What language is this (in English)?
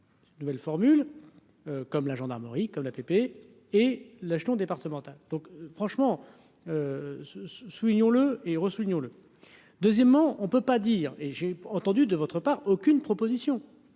French